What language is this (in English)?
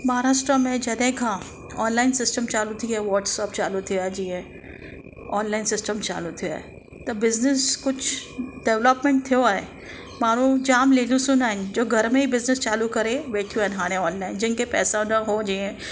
Sindhi